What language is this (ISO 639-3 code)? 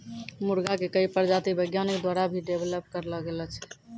mai